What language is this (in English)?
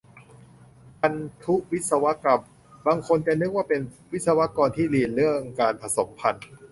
Thai